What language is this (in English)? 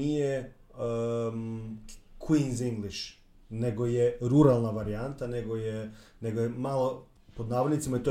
Croatian